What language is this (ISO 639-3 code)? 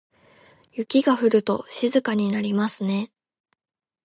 jpn